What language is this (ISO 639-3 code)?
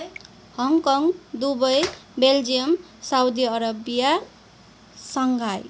nep